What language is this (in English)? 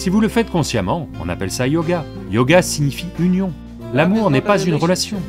French